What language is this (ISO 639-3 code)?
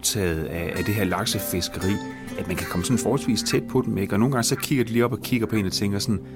dan